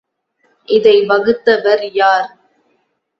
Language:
Tamil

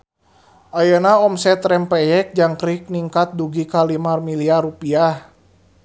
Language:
Sundanese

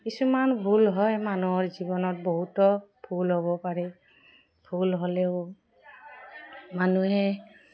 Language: Assamese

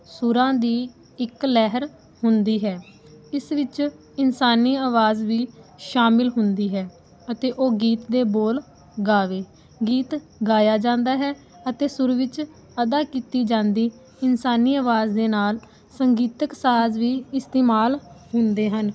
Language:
Punjabi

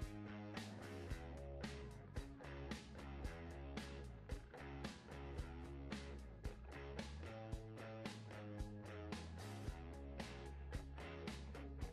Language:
Portuguese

